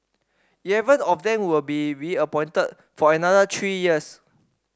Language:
English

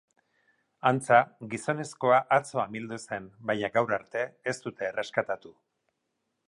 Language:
Basque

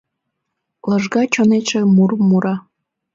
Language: Mari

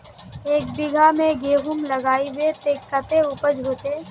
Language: Magahi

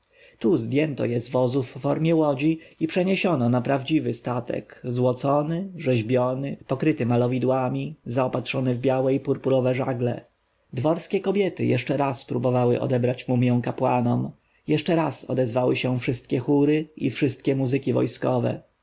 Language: Polish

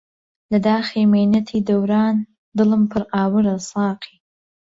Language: Central Kurdish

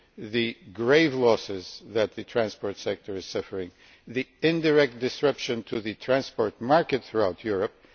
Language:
English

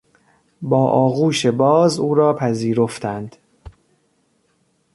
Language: Persian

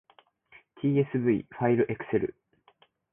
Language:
Japanese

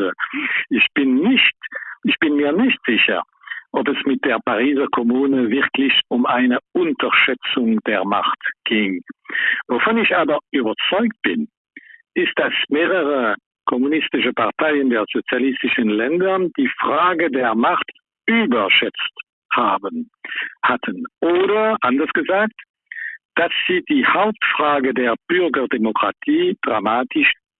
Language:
German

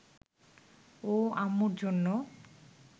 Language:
Bangla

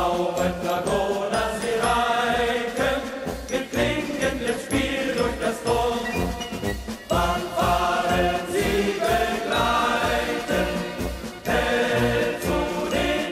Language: Thai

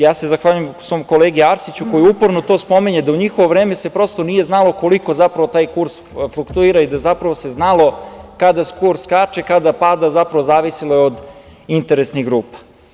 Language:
Serbian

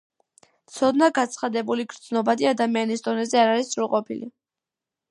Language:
Georgian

